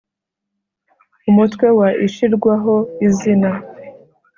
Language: Kinyarwanda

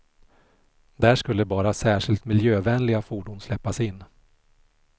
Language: Swedish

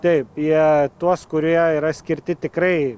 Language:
Lithuanian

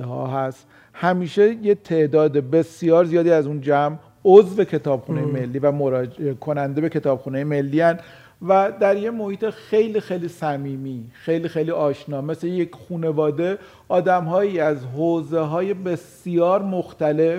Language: Persian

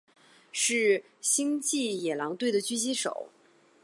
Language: Chinese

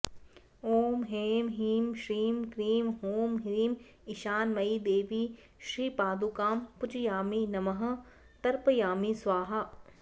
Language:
Sanskrit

